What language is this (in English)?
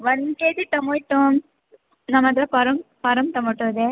Kannada